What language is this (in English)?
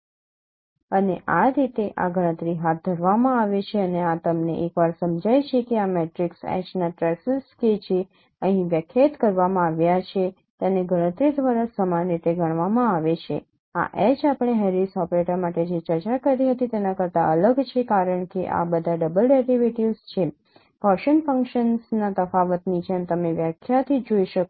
Gujarati